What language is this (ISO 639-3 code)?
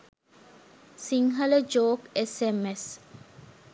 sin